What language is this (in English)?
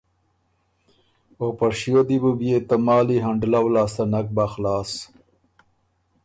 Ormuri